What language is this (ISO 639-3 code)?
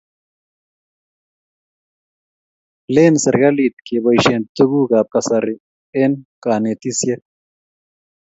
kln